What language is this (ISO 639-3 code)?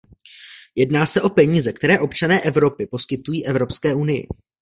ces